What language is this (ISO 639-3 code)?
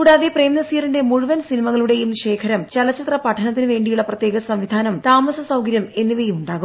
mal